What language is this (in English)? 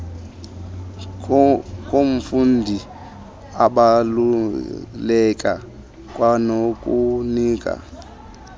Xhosa